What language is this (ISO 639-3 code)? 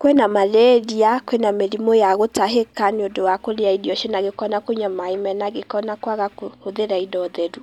kik